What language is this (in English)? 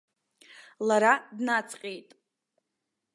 Abkhazian